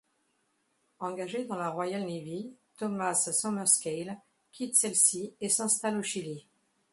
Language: French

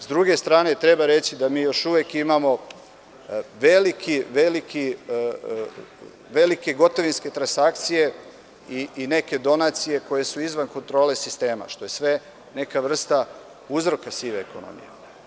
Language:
Serbian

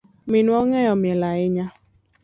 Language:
Luo (Kenya and Tanzania)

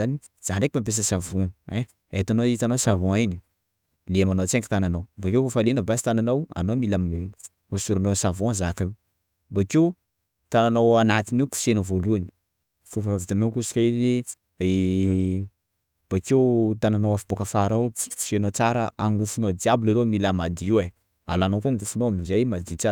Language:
Sakalava Malagasy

